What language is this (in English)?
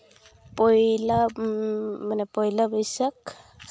Santali